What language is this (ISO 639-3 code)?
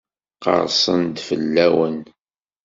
kab